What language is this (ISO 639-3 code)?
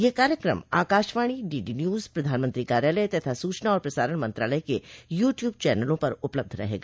hin